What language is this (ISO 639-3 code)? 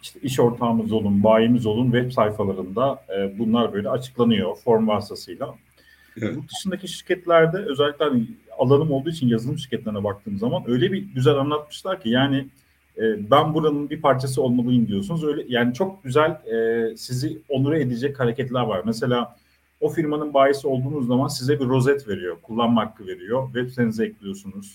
tur